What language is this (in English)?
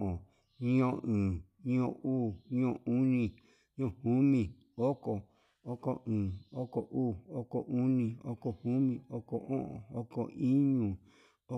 Yutanduchi Mixtec